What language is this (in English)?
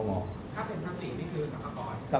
Thai